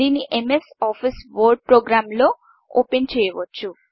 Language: Telugu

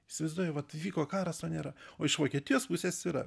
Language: Lithuanian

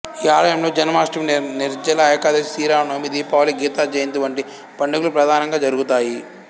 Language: Telugu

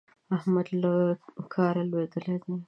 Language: Pashto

